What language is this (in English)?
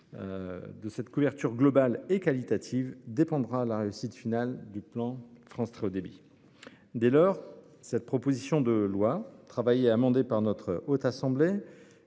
French